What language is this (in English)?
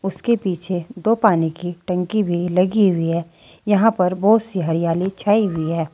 Hindi